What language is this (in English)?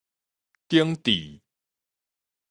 Min Nan Chinese